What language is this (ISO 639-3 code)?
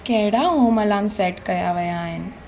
snd